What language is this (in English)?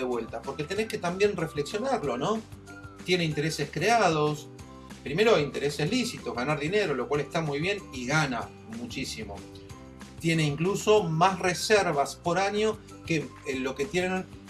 Spanish